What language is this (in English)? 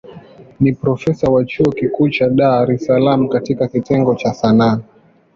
Swahili